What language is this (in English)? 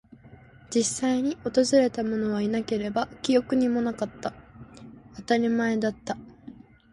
Japanese